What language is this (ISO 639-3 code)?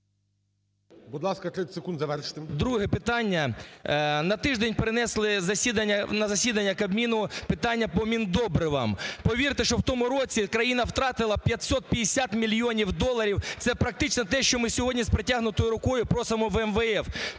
ukr